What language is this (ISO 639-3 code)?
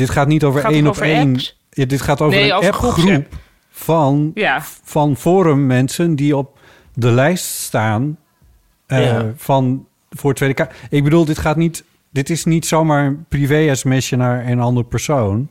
nld